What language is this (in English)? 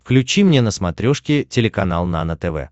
Russian